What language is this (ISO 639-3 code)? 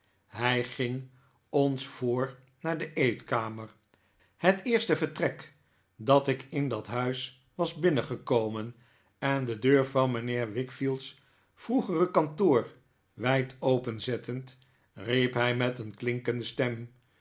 nld